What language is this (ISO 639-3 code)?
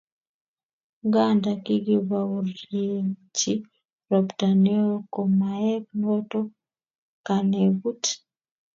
kln